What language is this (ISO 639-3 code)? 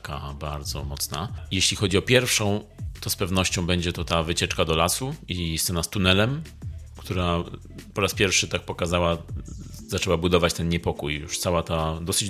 pol